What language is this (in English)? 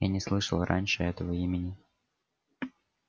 Russian